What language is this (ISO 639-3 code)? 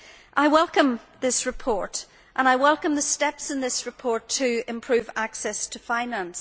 eng